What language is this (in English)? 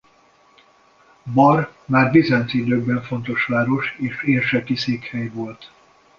Hungarian